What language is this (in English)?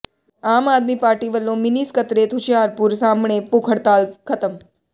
Punjabi